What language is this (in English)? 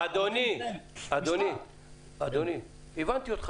Hebrew